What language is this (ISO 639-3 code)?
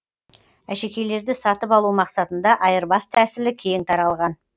kaz